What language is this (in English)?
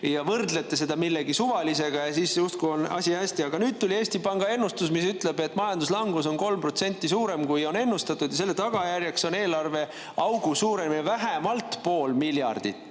Estonian